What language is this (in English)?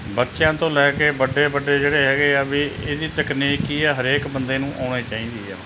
Punjabi